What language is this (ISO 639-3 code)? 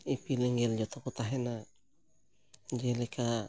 sat